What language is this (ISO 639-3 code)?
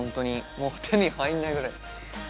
jpn